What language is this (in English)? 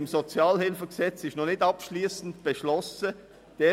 Swiss German